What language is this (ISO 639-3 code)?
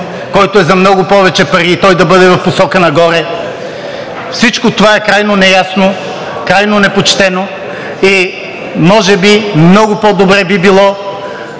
bul